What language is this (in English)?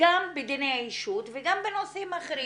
Hebrew